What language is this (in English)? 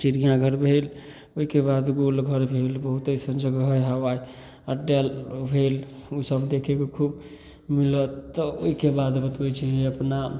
Maithili